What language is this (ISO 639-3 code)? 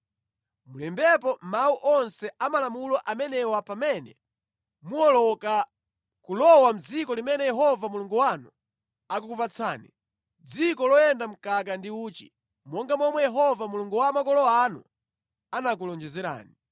nya